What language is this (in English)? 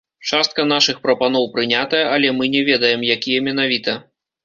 Belarusian